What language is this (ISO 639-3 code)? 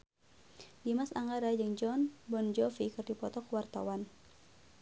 sun